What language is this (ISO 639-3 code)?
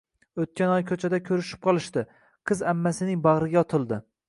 uzb